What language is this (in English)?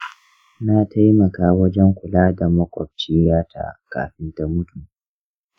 Hausa